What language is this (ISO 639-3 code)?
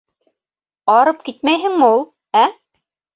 bak